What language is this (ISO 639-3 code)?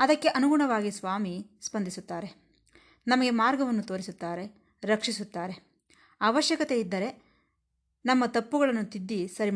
kan